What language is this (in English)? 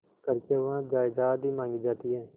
Hindi